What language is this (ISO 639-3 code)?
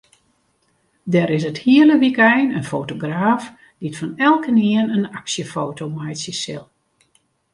fry